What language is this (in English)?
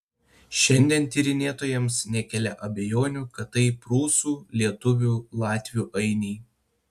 Lithuanian